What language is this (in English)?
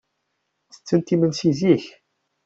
Kabyle